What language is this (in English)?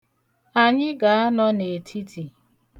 Igbo